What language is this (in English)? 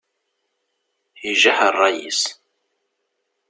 Kabyle